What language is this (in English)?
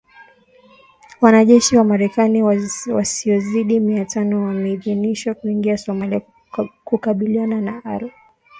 Swahili